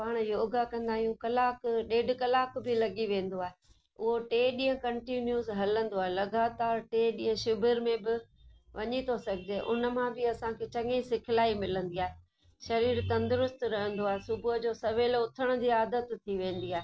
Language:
Sindhi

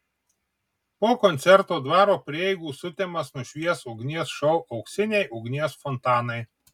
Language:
Lithuanian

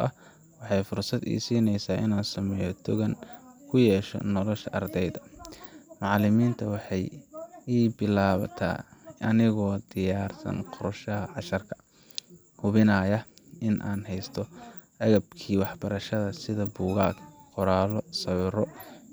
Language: Somali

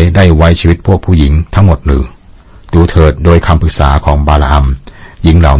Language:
Thai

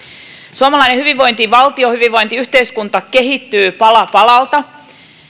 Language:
Finnish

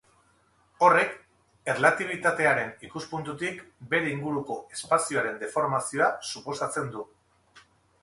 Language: Basque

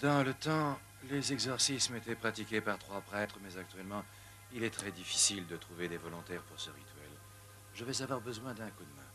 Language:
French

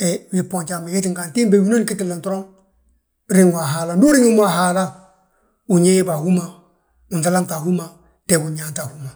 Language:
Balanta-Ganja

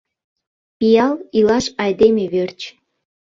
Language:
Mari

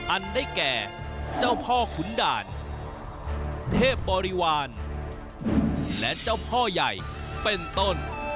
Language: Thai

